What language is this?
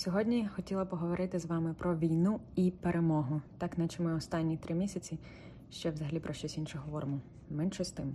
Ukrainian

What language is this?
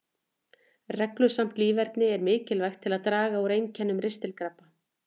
Icelandic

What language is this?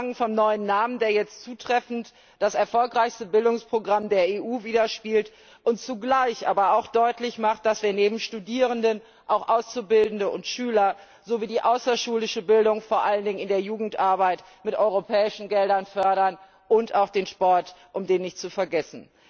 German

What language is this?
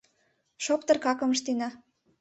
Mari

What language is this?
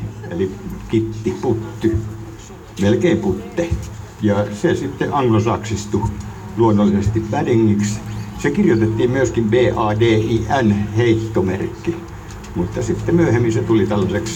Finnish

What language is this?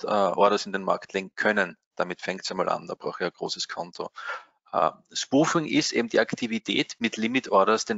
German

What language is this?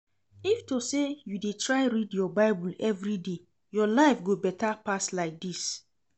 Nigerian Pidgin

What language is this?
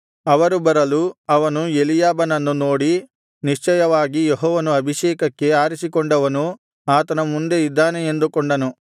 Kannada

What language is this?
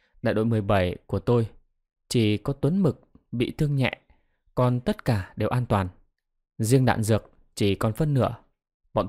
Vietnamese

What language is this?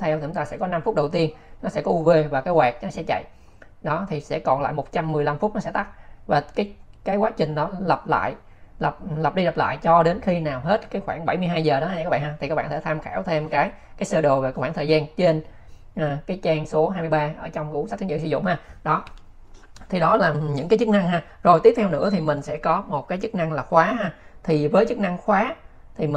Vietnamese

